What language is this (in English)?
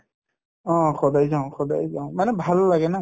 Assamese